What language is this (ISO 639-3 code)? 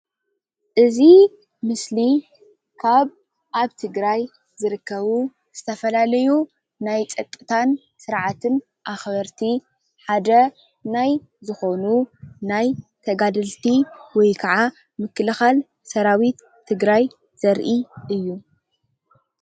tir